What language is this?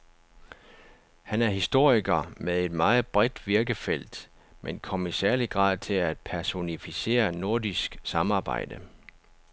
Danish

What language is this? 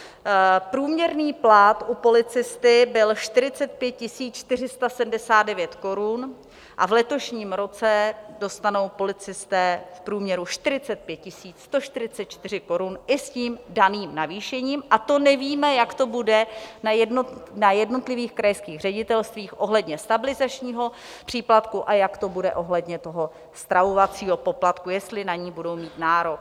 Czech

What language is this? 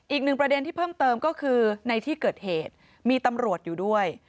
Thai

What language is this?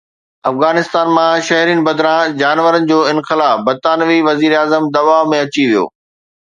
Sindhi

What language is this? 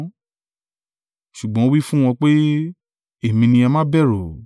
Yoruba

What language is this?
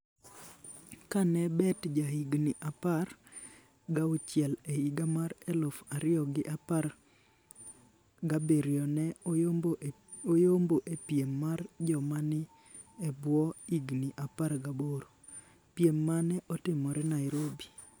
Luo (Kenya and Tanzania)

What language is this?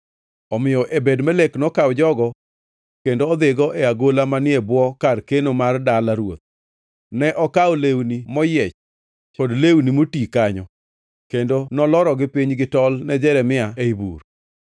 Luo (Kenya and Tanzania)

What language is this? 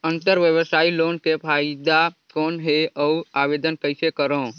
Chhattisgarhi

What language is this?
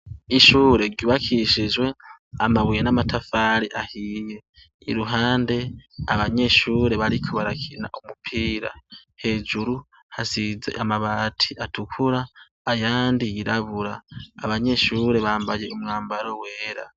Rundi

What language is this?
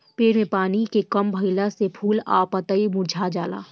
Bhojpuri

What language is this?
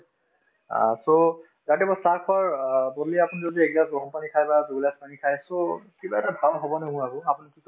Assamese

